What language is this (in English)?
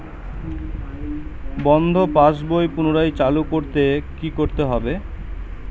Bangla